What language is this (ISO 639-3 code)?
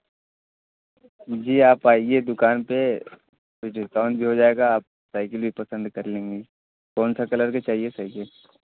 hin